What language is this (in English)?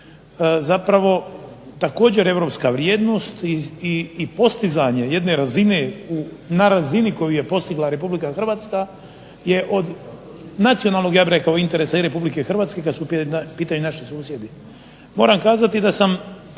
Croatian